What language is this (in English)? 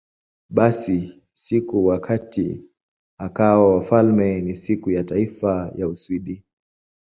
Swahili